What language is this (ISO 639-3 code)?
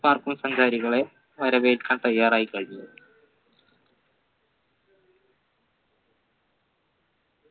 mal